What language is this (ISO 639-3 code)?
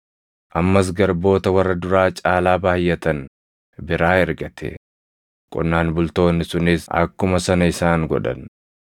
orm